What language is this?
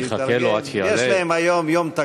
Hebrew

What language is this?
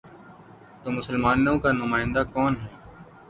Urdu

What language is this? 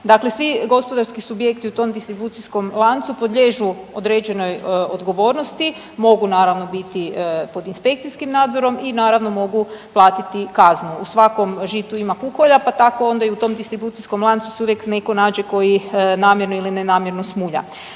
Croatian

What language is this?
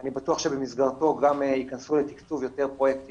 Hebrew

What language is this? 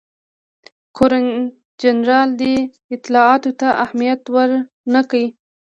Pashto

